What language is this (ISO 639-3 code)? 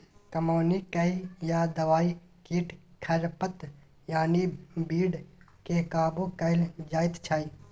mai